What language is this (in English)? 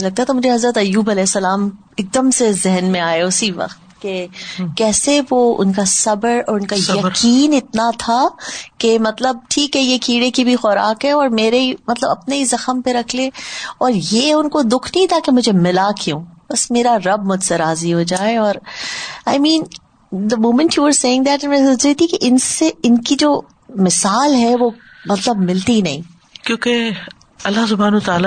Urdu